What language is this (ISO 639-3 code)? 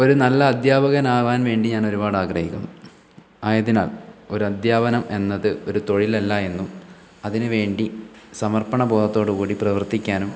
mal